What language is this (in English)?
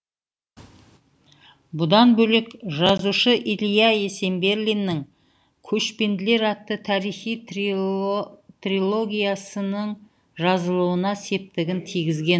Kazakh